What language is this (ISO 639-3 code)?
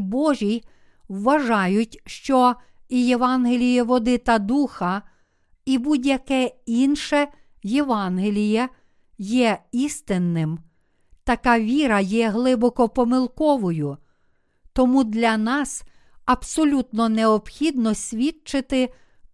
ukr